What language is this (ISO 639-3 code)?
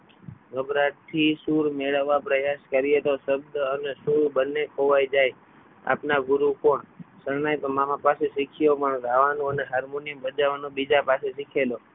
guj